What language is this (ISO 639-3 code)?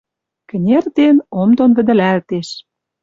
mrj